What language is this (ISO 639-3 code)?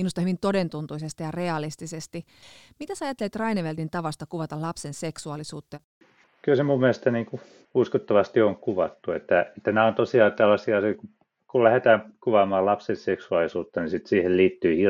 fin